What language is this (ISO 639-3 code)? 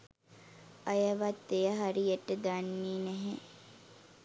sin